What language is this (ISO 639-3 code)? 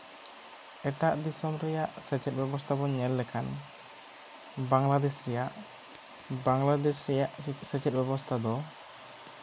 sat